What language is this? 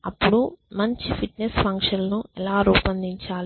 Telugu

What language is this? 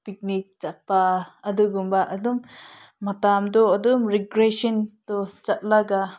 Manipuri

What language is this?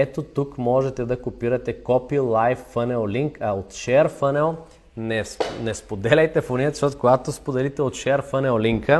Bulgarian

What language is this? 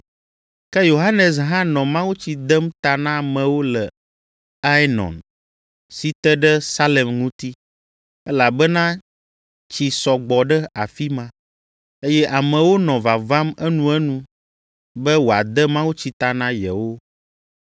Ewe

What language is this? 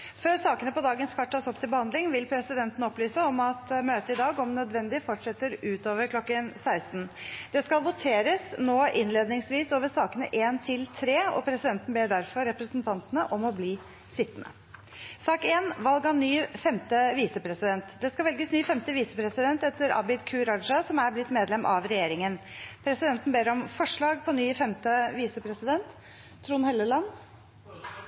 Norwegian Bokmål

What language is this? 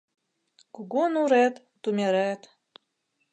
Mari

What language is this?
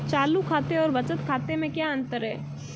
Hindi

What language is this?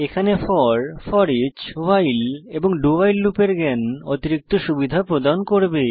Bangla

